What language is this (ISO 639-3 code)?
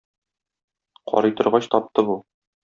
tat